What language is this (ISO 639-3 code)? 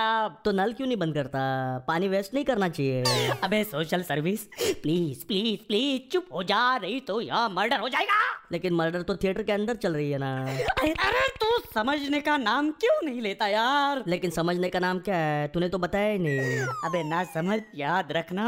hin